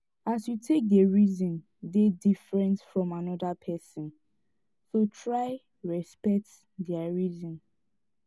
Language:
Nigerian Pidgin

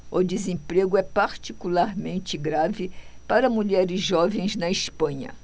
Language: Portuguese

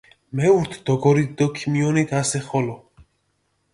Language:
Mingrelian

